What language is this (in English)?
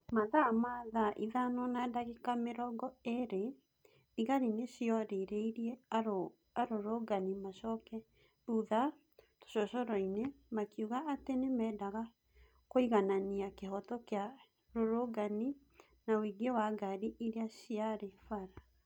Kikuyu